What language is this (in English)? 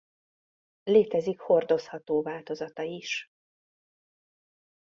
Hungarian